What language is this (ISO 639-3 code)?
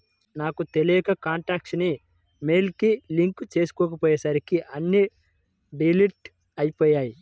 tel